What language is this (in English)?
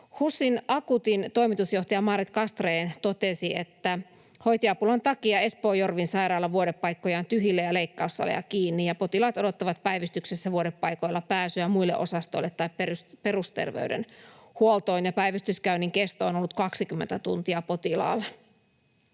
Finnish